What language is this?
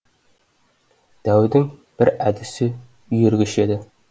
Kazakh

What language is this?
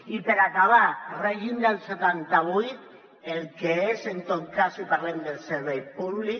Catalan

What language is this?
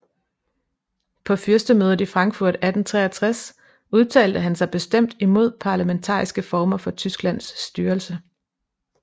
Danish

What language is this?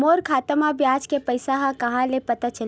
Chhattisgarhi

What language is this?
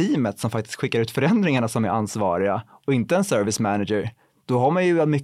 Swedish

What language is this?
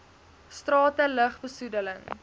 Afrikaans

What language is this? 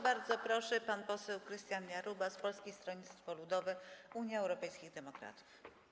Polish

